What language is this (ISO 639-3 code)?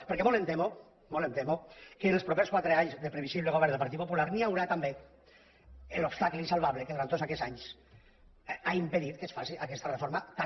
cat